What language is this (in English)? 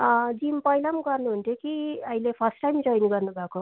Nepali